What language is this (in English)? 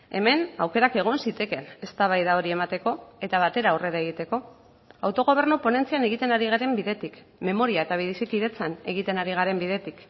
Basque